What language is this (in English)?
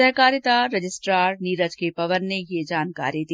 Hindi